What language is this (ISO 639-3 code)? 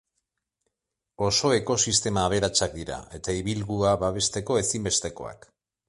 eus